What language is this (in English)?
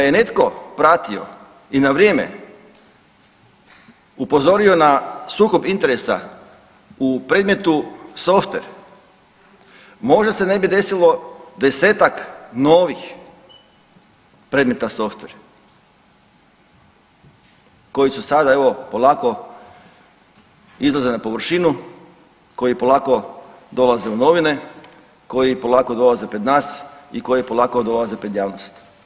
Croatian